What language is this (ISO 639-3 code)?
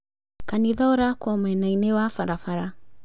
kik